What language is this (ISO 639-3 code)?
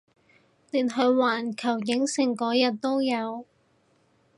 yue